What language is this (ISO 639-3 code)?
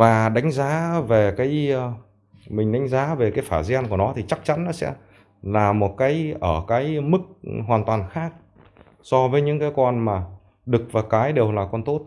vie